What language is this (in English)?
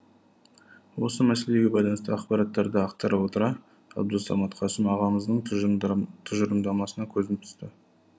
Kazakh